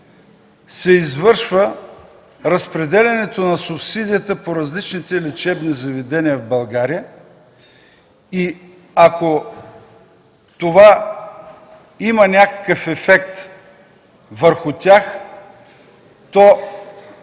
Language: Bulgarian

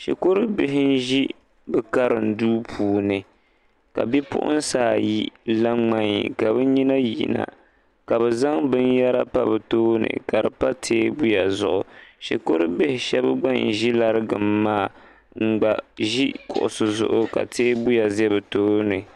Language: Dagbani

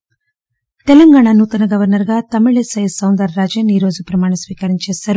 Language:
Telugu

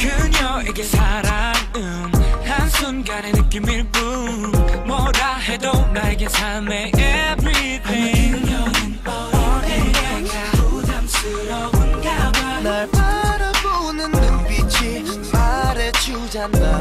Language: Polish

